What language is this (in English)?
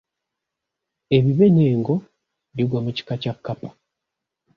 Ganda